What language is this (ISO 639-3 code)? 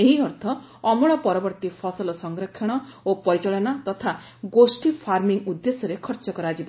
ori